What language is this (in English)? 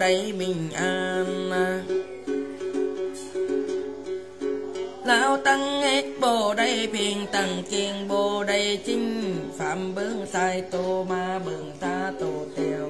Vietnamese